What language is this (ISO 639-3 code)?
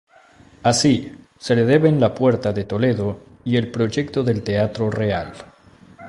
spa